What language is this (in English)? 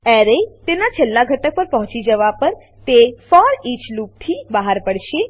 Gujarati